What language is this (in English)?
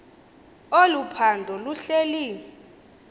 Xhosa